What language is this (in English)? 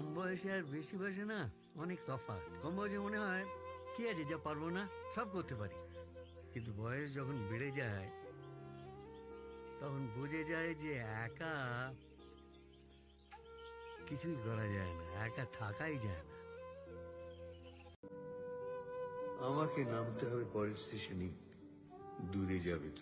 Turkish